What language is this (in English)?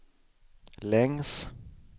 Swedish